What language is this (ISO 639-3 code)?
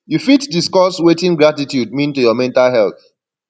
pcm